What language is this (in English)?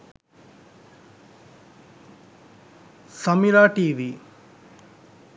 Sinhala